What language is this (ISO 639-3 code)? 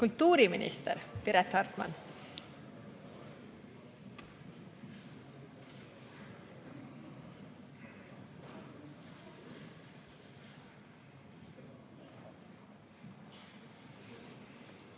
est